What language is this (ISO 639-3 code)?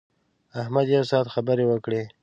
pus